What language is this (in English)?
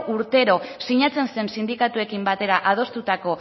Basque